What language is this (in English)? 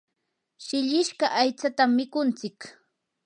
Yanahuanca Pasco Quechua